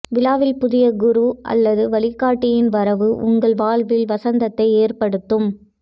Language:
Tamil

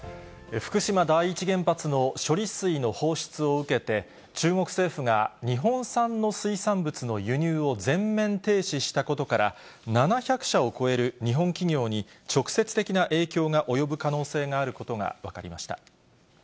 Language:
Japanese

